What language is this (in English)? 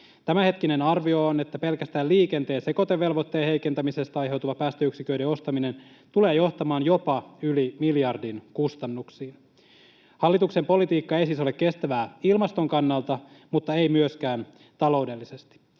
Finnish